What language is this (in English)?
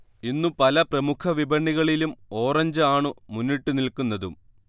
Malayalam